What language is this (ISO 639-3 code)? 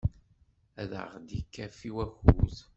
kab